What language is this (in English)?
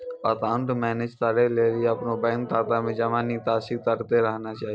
Maithili